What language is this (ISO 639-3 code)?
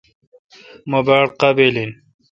xka